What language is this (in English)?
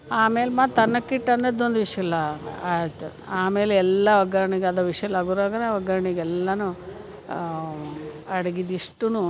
Kannada